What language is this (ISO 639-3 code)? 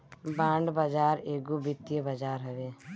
bho